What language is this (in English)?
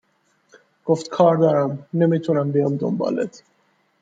Persian